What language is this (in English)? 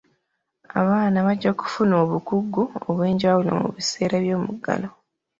Ganda